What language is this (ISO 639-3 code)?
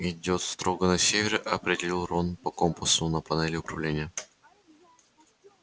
rus